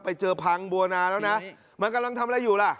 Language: Thai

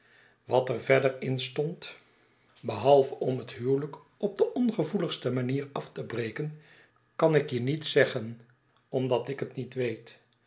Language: Dutch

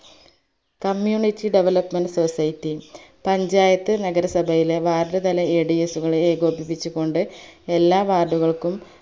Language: Malayalam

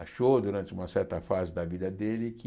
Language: Portuguese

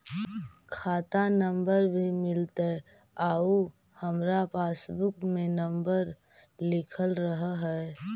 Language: Magahi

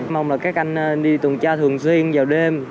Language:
Vietnamese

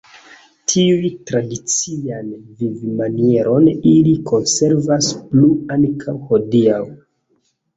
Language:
Esperanto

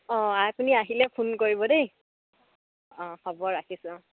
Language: Assamese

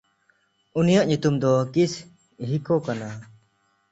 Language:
Santali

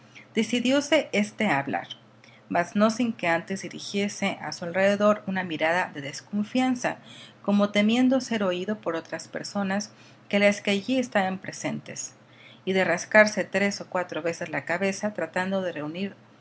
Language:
Spanish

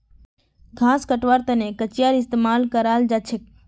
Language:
Magahi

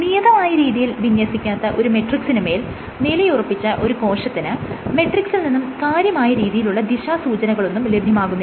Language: Malayalam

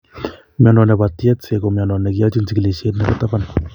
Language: Kalenjin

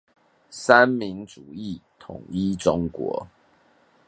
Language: Chinese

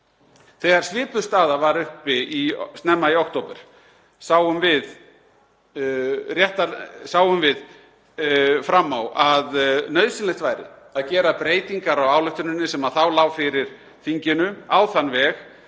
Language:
Icelandic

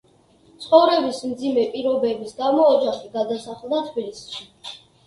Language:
Georgian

